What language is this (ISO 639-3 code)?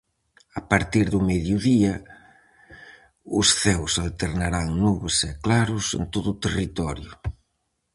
glg